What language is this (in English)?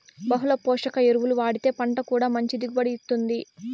Telugu